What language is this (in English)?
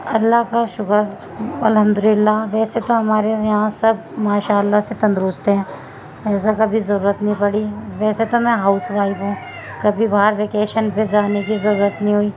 Urdu